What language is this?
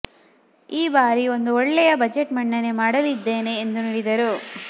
Kannada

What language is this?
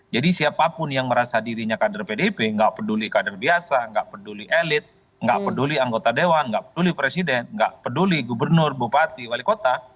Indonesian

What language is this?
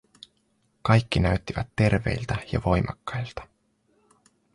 Finnish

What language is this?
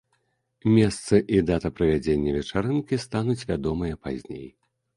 Belarusian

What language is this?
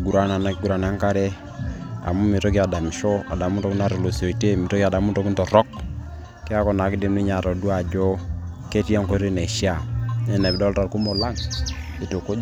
Masai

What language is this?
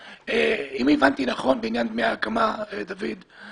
Hebrew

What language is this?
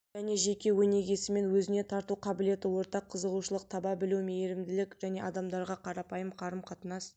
Kazakh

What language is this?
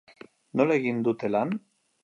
Basque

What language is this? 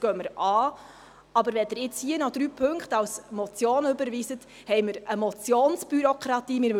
Swiss German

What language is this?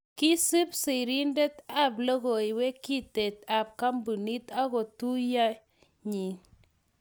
Kalenjin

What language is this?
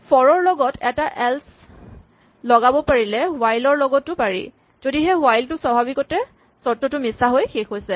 Assamese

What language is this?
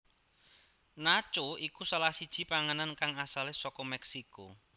Javanese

